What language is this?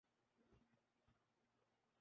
Urdu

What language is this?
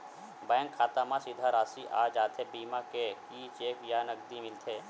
Chhattisgarhi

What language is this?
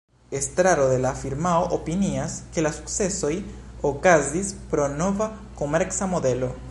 Esperanto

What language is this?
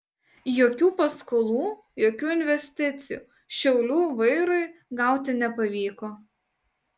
Lithuanian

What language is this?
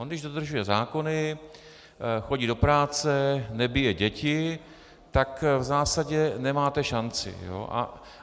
Czech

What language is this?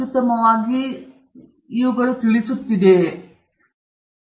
Kannada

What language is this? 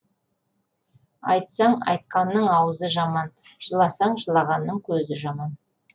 Kazakh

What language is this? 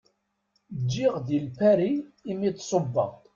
Kabyle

